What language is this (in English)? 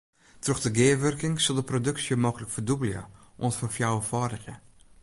Western Frisian